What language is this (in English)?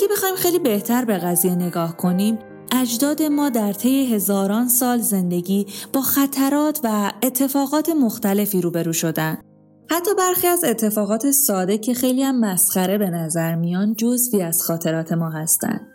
Persian